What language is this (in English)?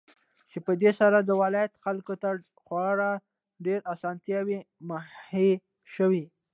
Pashto